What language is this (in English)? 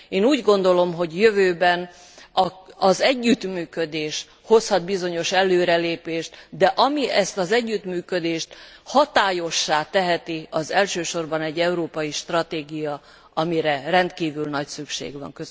Hungarian